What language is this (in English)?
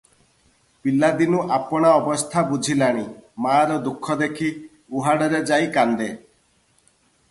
Odia